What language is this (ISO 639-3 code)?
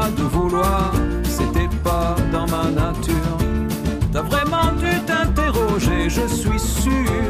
fra